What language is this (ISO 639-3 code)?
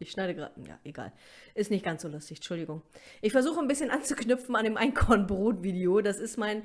deu